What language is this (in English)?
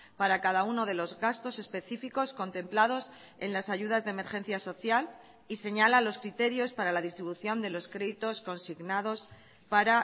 Spanish